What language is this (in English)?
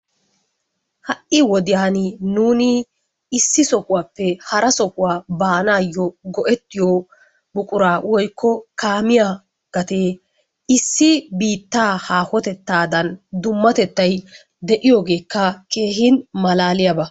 Wolaytta